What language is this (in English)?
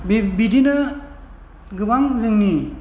Bodo